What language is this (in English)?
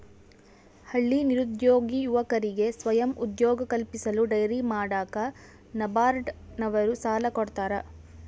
Kannada